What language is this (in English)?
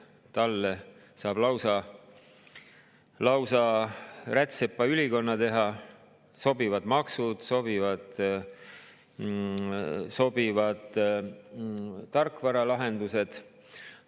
Estonian